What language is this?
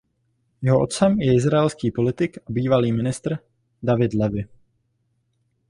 Czech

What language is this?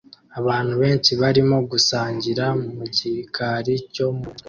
Kinyarwanda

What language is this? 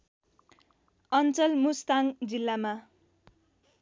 Nepali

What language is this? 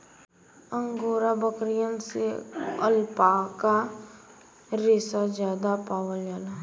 Bhojpuri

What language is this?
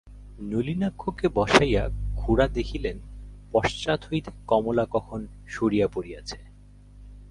Bangla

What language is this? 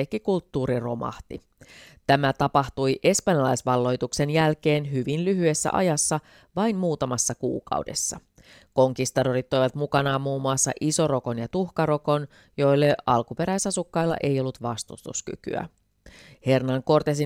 Finnish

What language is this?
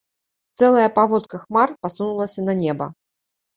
Belarusian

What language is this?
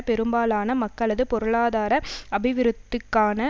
Tamil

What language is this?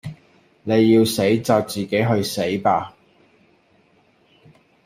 Cantonese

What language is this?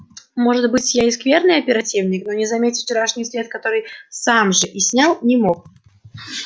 Russian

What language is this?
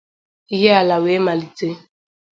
Igbo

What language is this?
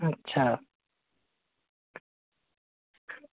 Dogri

